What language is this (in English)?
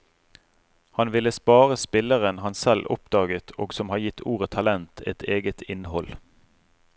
Norwegian